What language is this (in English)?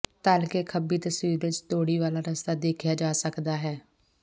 Punjabi